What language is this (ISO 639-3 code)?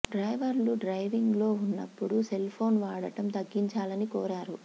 tel